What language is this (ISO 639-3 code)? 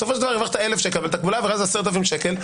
heb